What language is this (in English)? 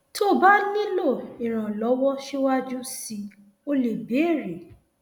Yoruba